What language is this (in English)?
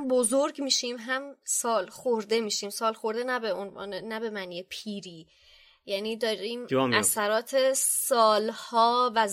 Persian